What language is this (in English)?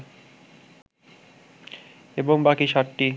Bangla